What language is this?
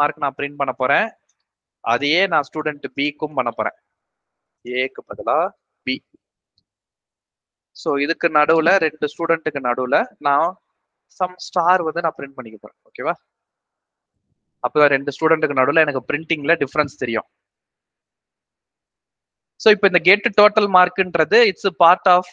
Tamil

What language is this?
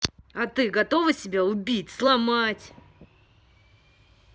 Russian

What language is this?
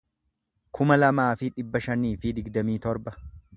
Oromo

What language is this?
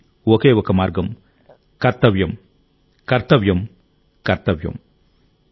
Telugu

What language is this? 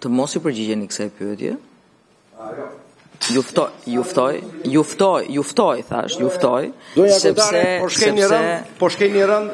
Romanian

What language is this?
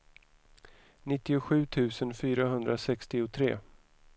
Swedish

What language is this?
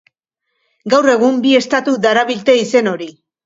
Basque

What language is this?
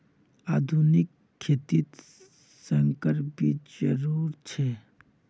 Magahi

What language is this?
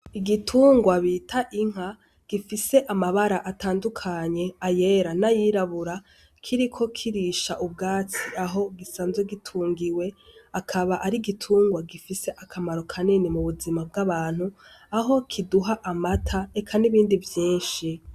Rundi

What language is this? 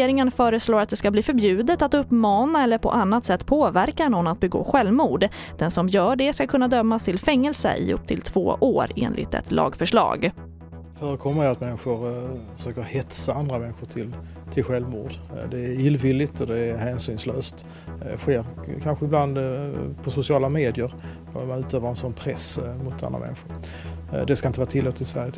Swedish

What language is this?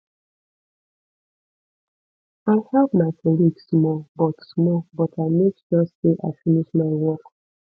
Nigerian Pidgin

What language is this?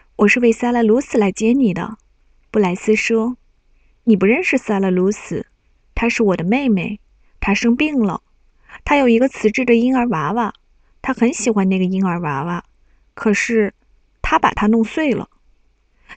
Chinese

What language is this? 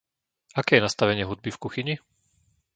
Slovak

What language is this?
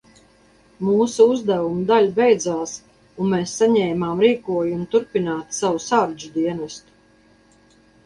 Latvian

